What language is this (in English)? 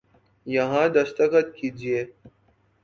Urdu